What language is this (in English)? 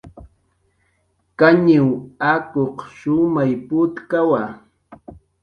Jaqaru